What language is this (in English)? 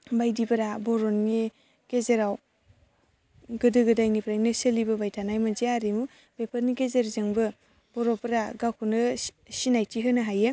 Bodo